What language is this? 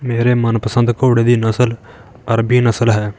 Punjabi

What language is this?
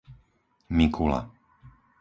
Slovak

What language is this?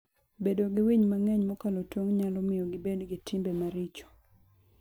Luo (Kenya and Tanzania)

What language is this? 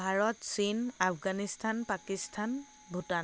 Assamese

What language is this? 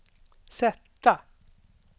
Swedish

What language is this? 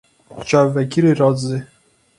Kurdish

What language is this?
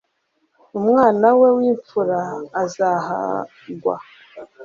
Kinyarwanda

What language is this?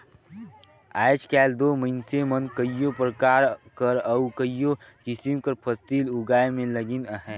Chhattisgarhi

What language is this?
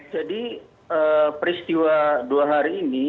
Indonesian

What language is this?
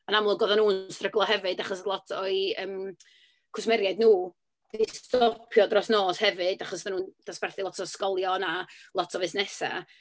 Welsh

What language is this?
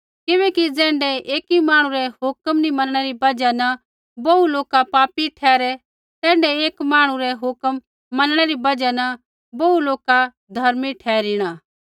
Kullu Pahari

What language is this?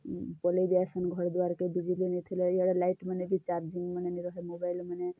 Odia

